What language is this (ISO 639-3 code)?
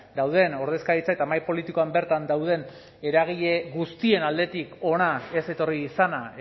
eus